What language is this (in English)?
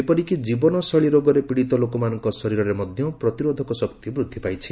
Odia